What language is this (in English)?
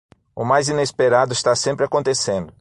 Portuguese